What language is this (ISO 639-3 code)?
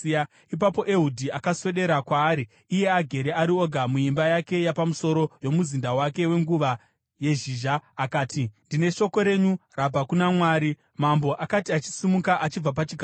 sna